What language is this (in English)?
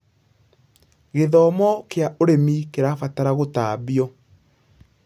Kikuyu